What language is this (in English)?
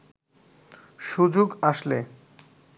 Bangla